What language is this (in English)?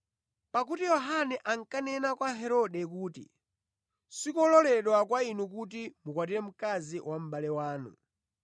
Nyanja